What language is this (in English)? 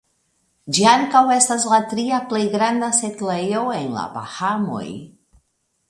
Esperanto